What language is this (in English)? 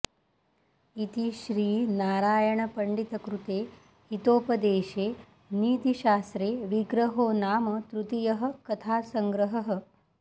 Sanskrit